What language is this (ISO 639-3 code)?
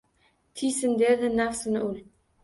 uzb